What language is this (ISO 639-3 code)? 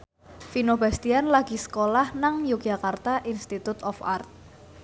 jav